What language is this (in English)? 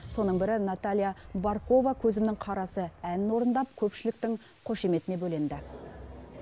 Kazakh